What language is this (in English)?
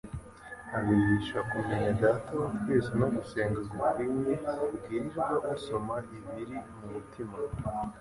Kinyarwanda